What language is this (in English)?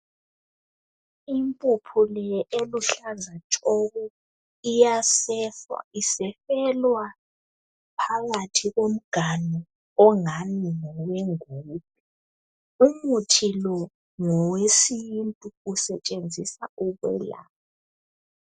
North Ndebele